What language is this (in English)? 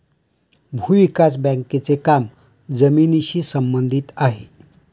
Marathi